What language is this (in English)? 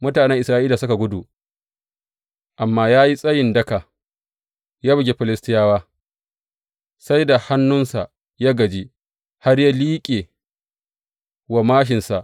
Hausa